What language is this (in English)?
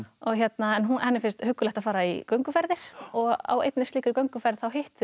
Icelandic